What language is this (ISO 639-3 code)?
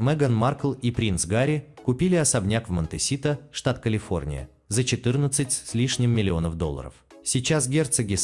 rus